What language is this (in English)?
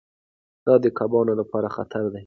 Pashto